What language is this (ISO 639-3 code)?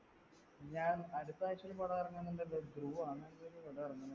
mal